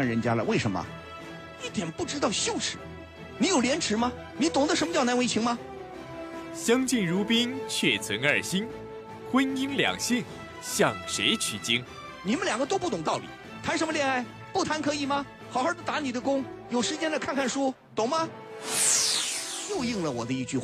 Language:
Chinese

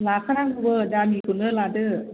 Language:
Bodo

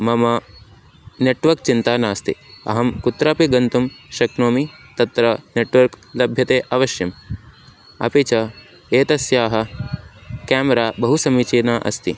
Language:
Sanskrit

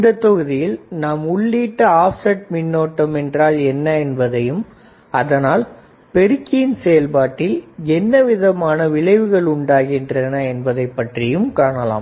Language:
Tamil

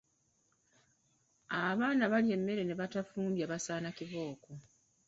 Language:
Ganda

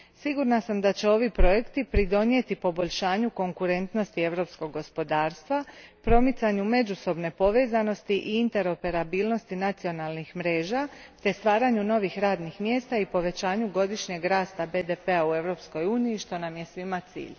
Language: Croatian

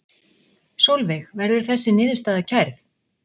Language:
Icelandic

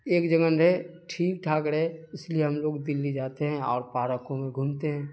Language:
Urdu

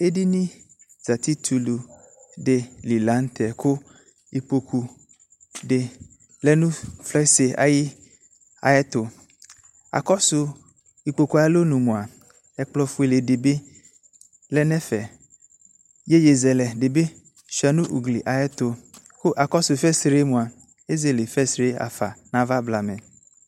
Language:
Ikposo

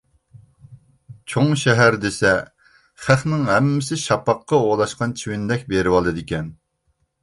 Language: Uyghur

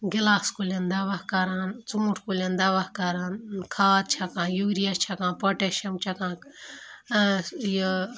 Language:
Kashmiri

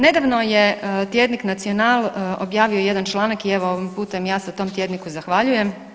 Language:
Croatian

